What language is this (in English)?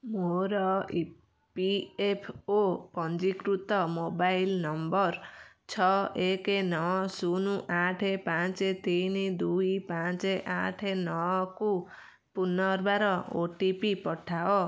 Odia